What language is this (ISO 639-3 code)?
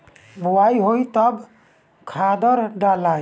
bho